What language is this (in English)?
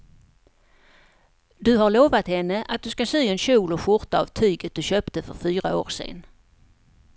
Swedish